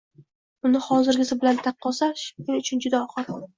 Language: Uzbek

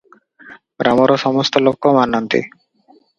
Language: Odia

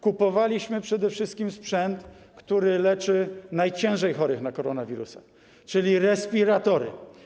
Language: Polish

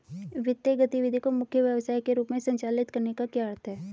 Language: Hindi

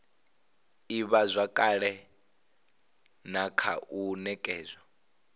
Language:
Venda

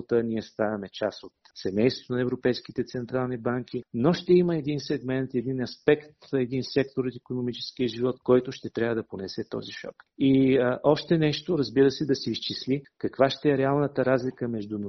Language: Bulgarian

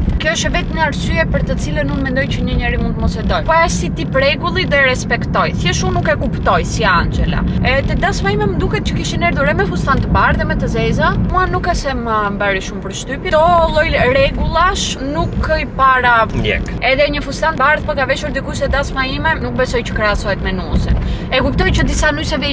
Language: Romanian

